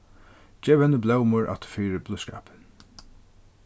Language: Faroese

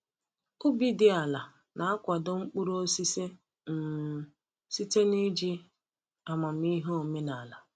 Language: Igbo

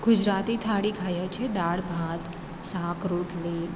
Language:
Gujarati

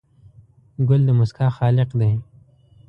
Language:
Pashto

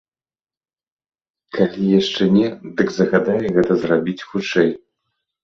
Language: Belarusian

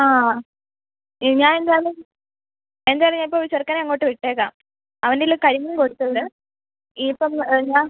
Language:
Malayalam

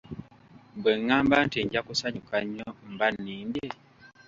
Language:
Ganda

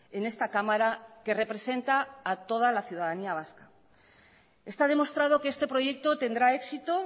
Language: Spanish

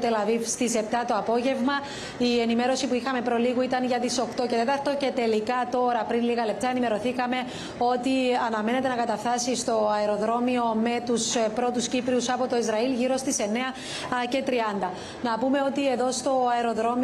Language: Greek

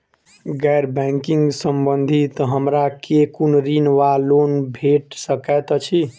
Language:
Maithili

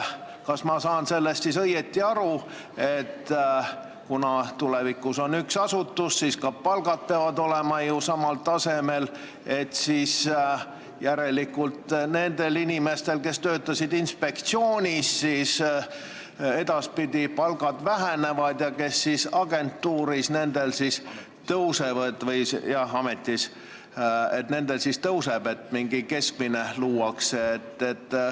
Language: Estonian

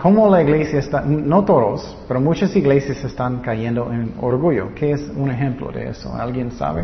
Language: Spanish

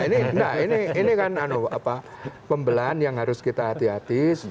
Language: Indonesian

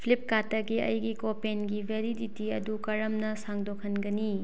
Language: Manipuri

